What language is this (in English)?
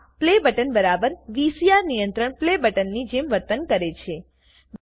Gujarati